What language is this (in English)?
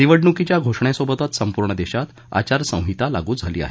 Marathi